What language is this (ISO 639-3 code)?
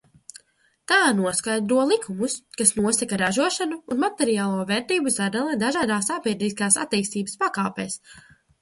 lav